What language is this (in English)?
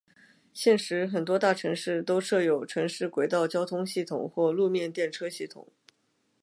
Chinese